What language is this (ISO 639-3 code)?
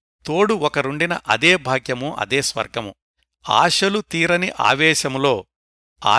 tel